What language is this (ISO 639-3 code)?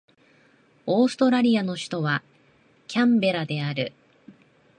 jpn